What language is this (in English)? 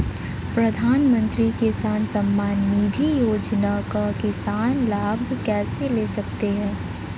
Hindi